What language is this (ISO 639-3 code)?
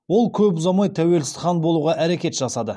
kaz